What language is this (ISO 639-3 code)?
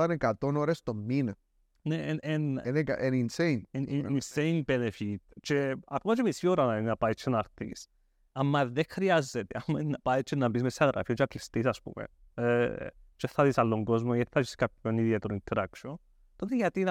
ell